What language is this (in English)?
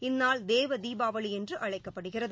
Tamil